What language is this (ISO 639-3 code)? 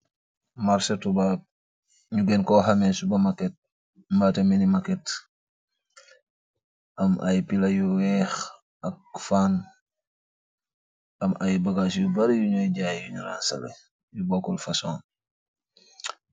wol